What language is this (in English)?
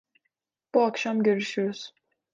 Turkish